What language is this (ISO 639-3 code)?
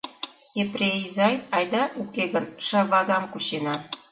chm